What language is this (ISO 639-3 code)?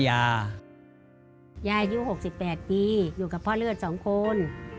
tha